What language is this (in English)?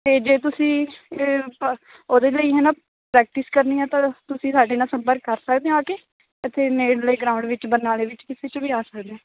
Punjabi